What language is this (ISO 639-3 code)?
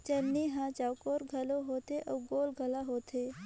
hne